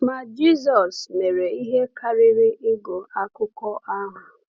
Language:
Igbo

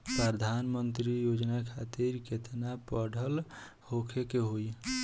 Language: Bhojpuri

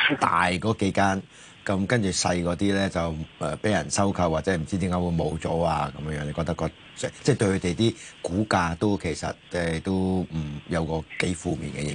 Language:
Chinese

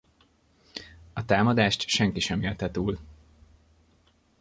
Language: Hungarian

